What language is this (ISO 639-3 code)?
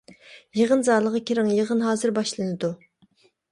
uig